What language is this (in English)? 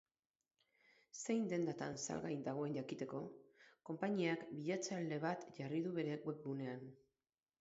Basque